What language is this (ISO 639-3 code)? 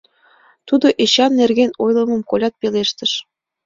chm